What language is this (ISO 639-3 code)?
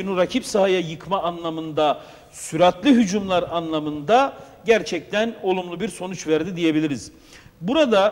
tur